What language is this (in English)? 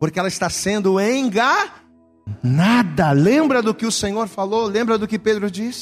Portuguese